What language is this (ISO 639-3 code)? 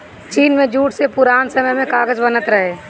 bho